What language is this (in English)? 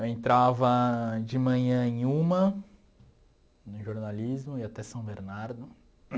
Portuguese